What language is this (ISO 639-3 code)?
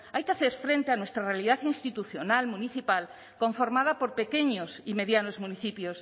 spa